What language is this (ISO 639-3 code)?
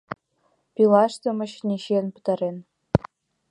chm